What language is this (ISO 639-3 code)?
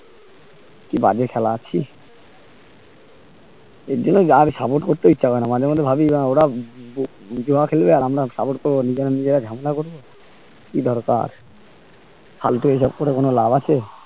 ben